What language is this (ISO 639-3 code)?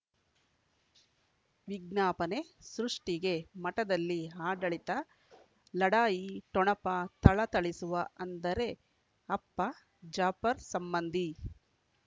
kan